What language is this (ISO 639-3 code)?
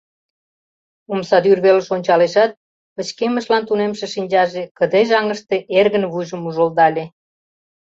chm